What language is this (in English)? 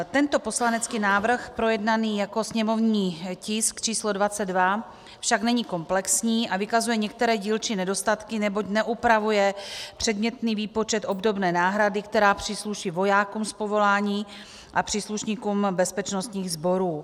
Czech